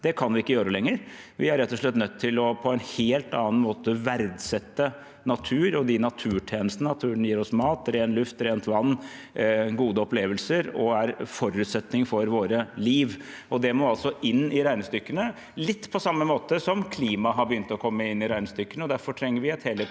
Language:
Norwegian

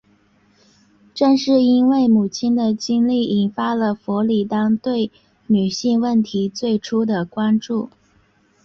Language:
Chinese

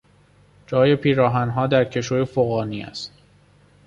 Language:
Persian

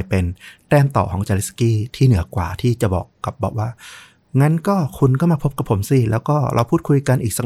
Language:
Thai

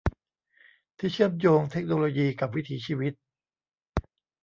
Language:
Thai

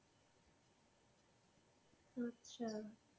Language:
Bangla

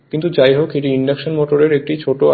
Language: Bangla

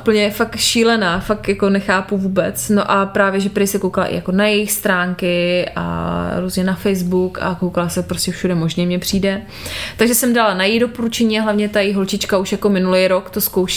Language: Czech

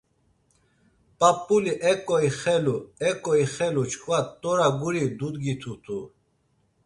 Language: Laz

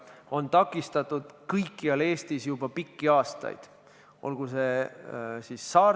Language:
Estonian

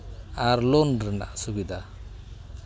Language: Santali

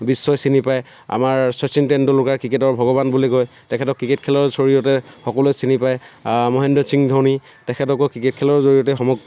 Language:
Assamese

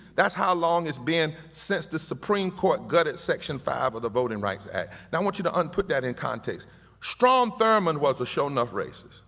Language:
English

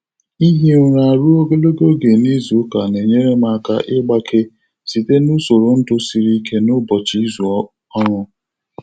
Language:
Igbo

